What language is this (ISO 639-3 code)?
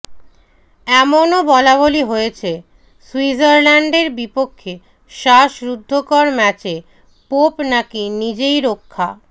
ben